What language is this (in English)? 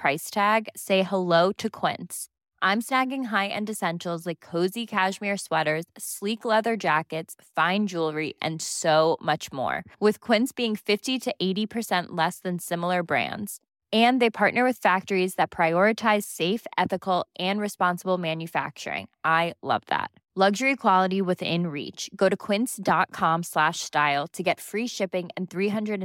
Filipino